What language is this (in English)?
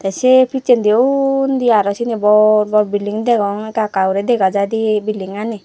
Chakma